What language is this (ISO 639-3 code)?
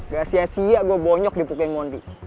ind